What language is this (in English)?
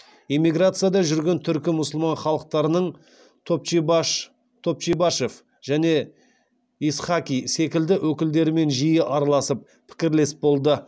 Kazakh